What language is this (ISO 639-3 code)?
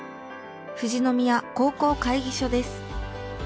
jpn